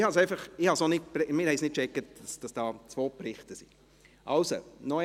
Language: Swiss German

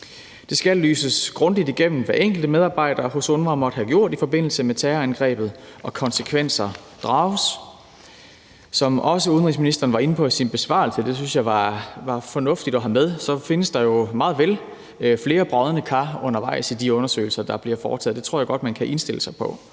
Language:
Danish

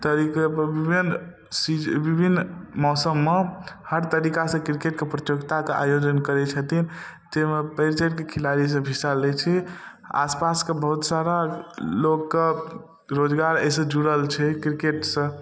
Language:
Maithili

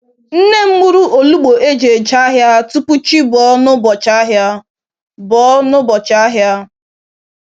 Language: Igbo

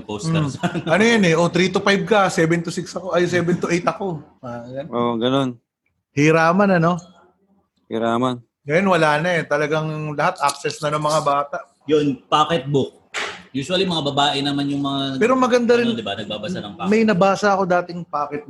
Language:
Filipino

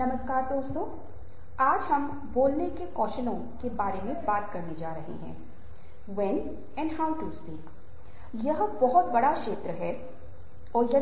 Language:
Hindi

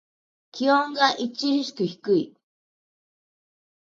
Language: Japanese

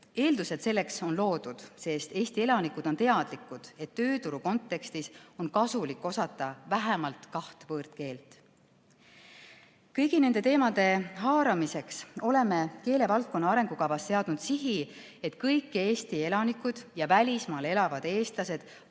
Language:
Estonian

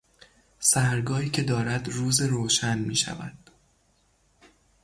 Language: Persian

